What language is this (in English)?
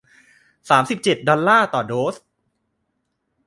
Thai